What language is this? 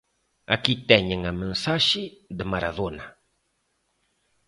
Galician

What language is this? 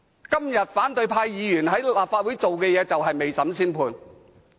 Cantonese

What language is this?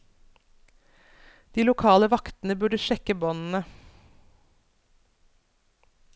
Norwegian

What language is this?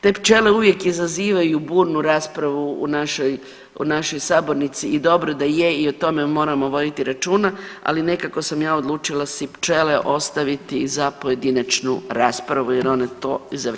Croatian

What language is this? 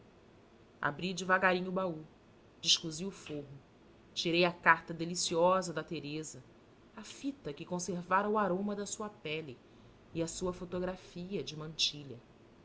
Portuguese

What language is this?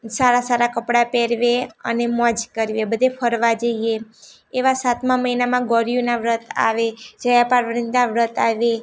Gujarati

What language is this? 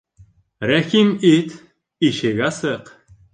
Bashkir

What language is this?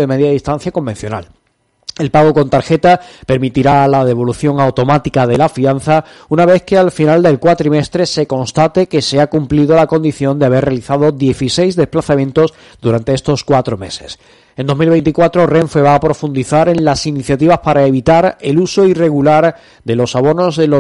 Spanish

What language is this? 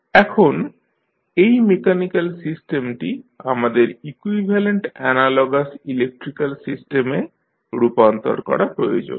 Bangla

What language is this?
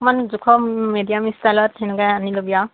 Assamese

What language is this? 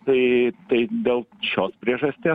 Lithuanian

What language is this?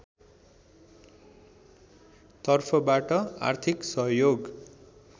Nepali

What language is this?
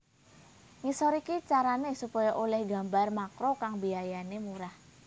Javanese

